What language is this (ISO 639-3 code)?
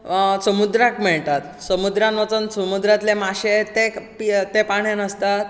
kok